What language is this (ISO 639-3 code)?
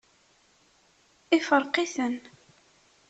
kab